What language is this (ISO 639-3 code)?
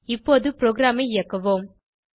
tam